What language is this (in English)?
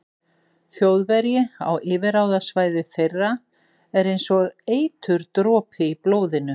Icelandic